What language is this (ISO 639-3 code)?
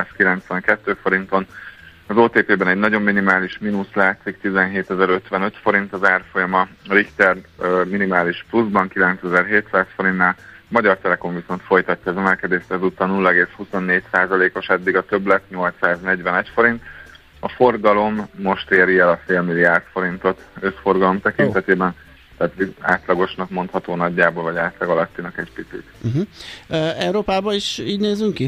hun